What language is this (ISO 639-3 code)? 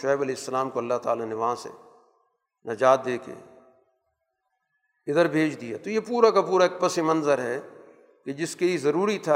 urd